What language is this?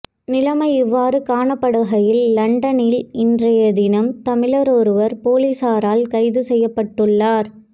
Tamil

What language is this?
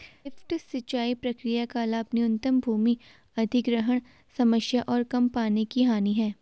Hindi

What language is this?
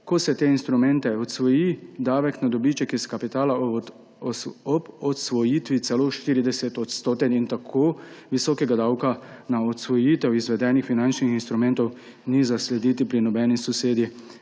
Slovenian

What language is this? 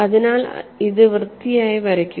Malayalam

